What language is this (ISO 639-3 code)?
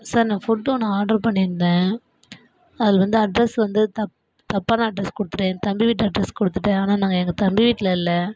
tam